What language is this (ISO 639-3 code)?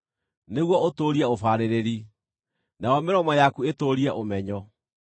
kik